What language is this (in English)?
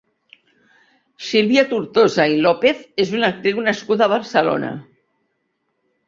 Catalan